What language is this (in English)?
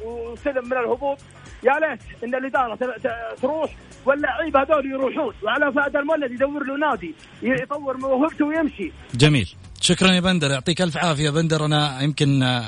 Arabic